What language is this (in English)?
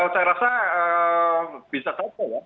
Indonesian